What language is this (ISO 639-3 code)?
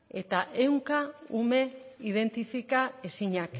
eus